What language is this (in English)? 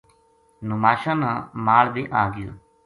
Gujari